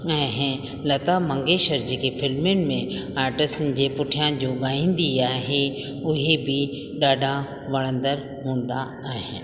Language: Sindhi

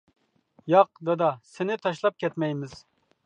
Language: Uyghur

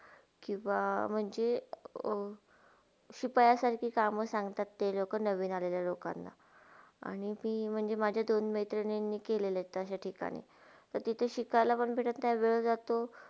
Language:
Marathi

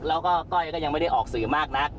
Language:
Thai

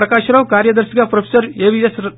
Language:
Telugu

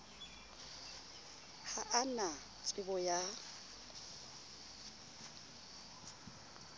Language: Southern Sotho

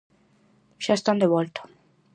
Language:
Galician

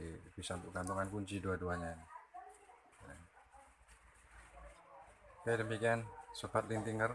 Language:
Indonesian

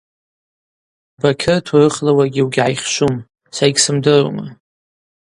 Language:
Abaza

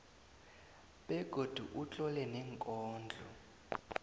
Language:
South Ndebele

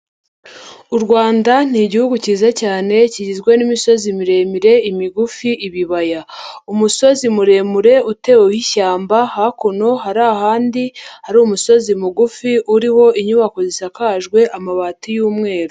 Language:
Kinyarwanda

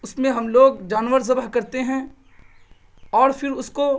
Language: Urdu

